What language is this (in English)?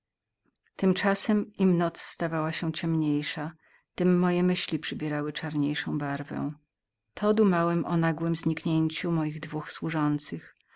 Polish